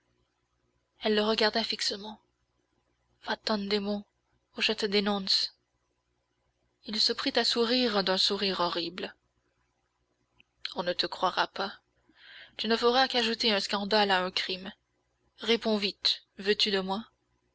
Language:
French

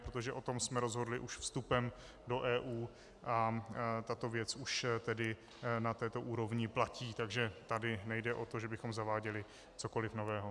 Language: Czech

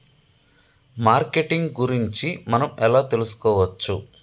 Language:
Telugu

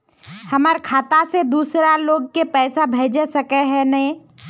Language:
Magahi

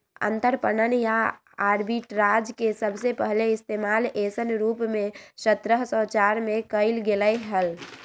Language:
Magahi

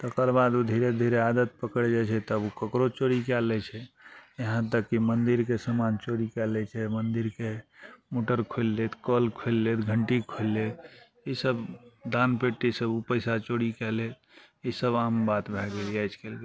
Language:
Maithili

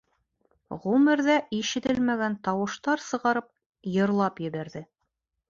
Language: Bashkir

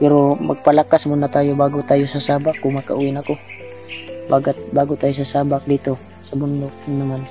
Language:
Filipino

